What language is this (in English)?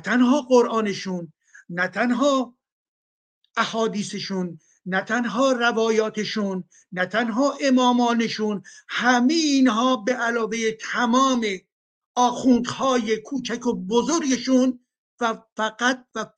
Persian